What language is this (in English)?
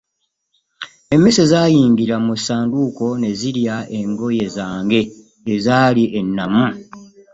Ganda